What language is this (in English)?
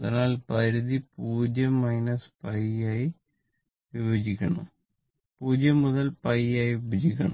Malayalam